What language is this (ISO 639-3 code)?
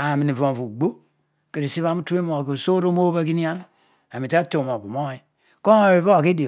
odu